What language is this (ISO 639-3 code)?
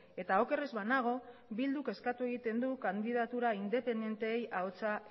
eus